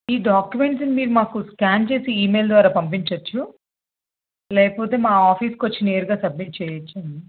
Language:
Telugu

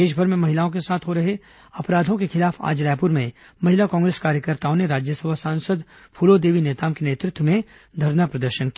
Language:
Hindi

